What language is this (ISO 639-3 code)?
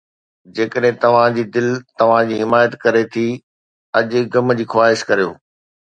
snd